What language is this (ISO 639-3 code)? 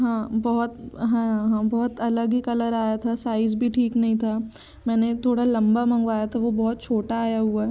hin